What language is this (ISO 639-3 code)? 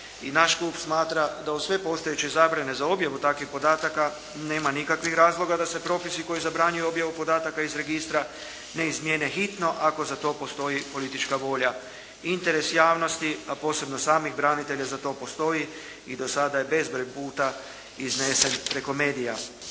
hrv